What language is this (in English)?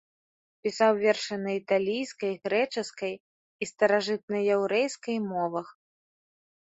Belarusian